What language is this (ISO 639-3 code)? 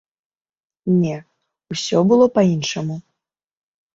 bel